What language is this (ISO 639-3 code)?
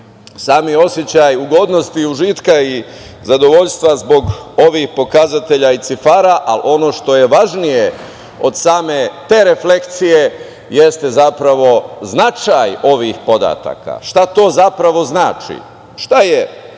srp